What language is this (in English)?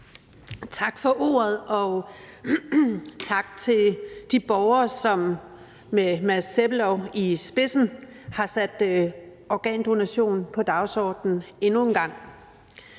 Danish